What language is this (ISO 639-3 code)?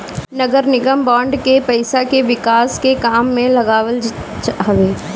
bho